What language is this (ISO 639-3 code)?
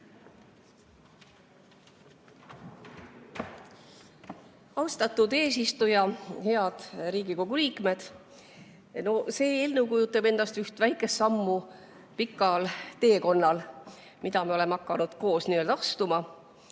est